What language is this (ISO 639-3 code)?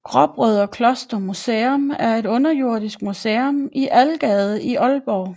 dan